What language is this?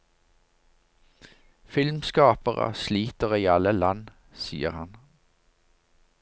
Norwegian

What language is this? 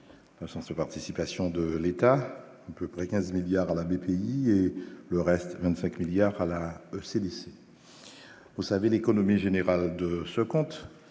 French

